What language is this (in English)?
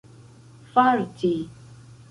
Esperanto